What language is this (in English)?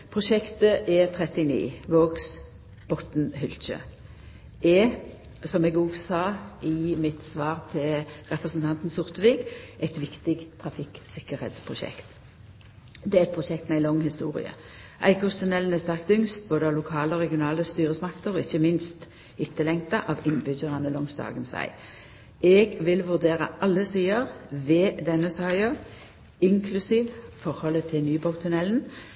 Norwegian Nynorsk